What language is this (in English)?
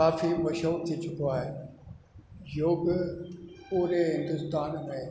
Sindhi